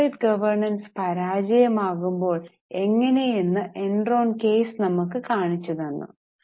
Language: Malayalam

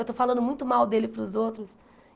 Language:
Portuguese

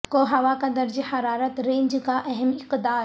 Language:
Urdu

